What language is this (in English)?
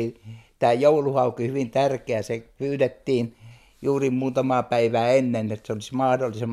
Finnish